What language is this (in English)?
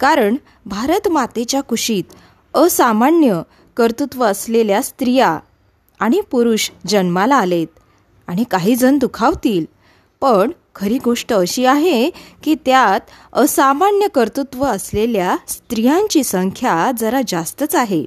Marathi